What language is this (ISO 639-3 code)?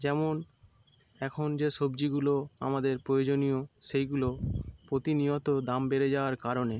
ben